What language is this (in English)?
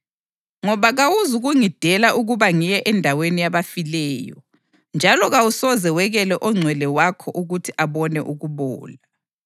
North Ndebele